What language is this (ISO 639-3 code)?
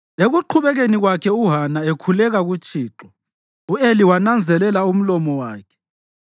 nde